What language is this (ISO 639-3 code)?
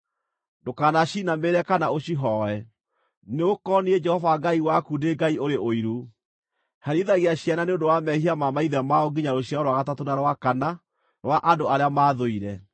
kik